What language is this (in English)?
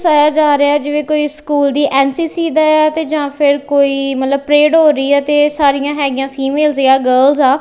Punjabi